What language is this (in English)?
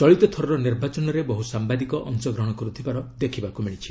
Odia